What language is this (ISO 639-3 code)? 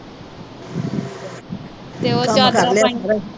pan